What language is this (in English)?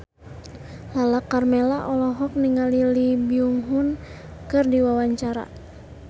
Sundanese